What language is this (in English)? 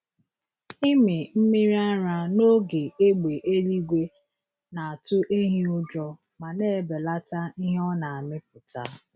Igbo